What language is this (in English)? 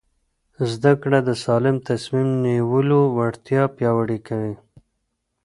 Pashto